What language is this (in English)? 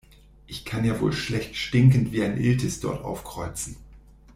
German